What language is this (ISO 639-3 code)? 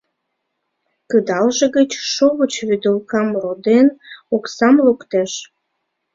chm